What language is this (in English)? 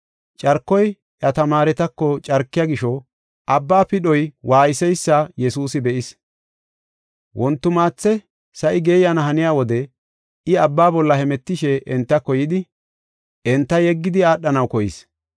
Gofa